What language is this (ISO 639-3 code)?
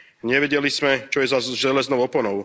slk